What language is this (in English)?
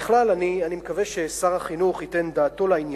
Hebrew